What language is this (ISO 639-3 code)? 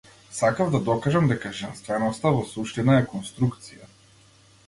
mkd